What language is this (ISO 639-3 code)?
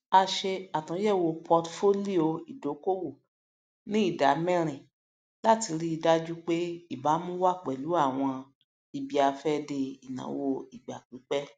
yor